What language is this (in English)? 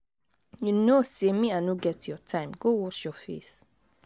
Nigerian Pidgin